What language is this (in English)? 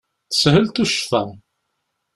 Kabyle